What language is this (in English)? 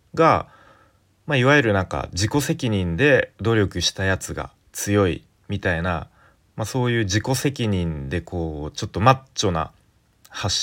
Japanese